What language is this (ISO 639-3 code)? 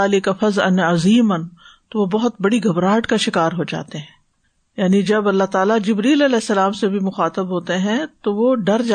urd